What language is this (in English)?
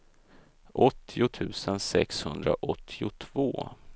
Swedish